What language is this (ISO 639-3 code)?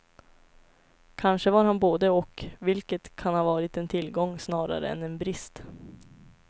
swe